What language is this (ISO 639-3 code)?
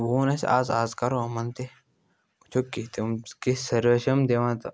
kas